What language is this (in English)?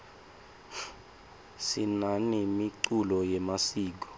Swati